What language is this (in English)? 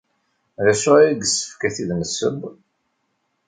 Kabyle